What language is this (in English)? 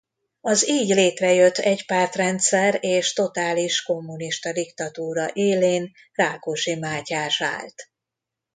Hungarian